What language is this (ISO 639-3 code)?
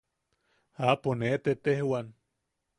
yaq